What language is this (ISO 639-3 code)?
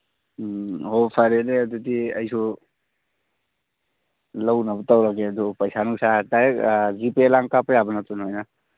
mni